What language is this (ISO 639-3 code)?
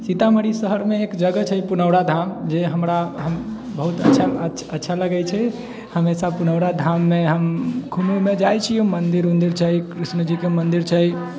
mai